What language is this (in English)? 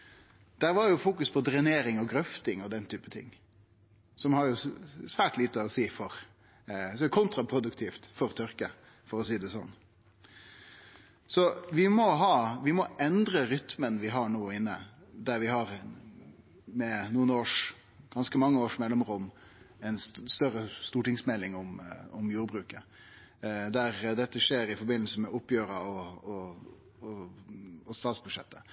Norwegian Nynorsk